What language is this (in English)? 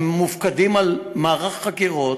Hebrew